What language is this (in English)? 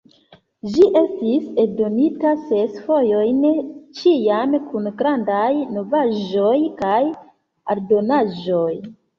Esperanto